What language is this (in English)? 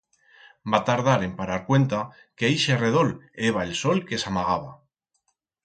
Aragonese